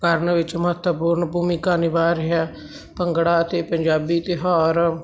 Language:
Punjabi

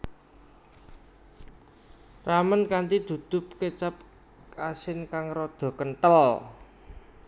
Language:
Javanese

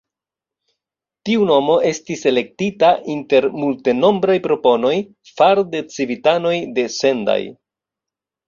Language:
Esperanto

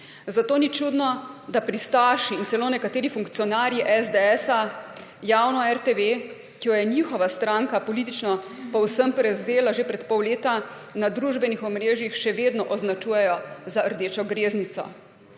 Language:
Slovenian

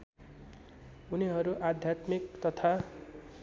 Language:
Nepali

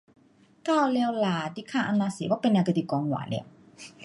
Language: Pu-Xian Chinese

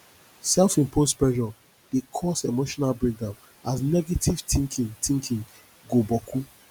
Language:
Nigerian Pidgin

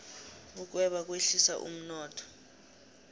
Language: South Ndebele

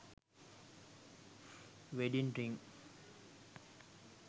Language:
Sinhala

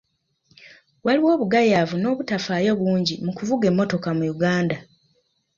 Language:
Ganda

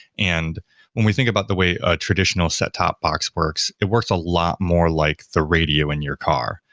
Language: English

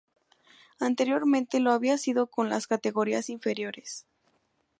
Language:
Spanish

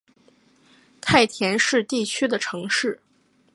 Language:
Chinese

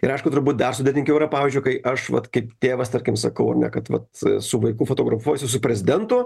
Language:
Lithuanian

